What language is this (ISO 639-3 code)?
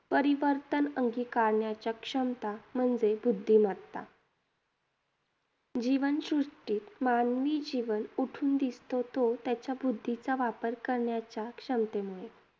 mar